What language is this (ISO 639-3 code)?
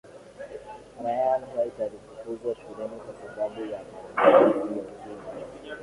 swa